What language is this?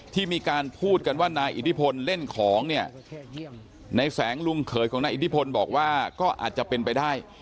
Thai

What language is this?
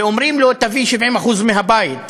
Hebrew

